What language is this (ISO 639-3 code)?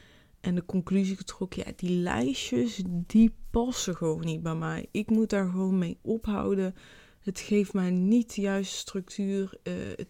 nld